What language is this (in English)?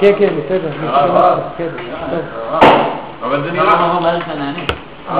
Hebrew